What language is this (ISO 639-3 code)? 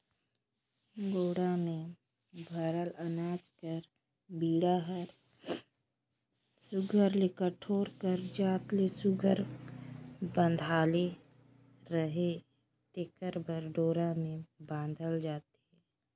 hne